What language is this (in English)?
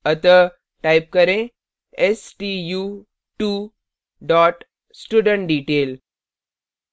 Hindi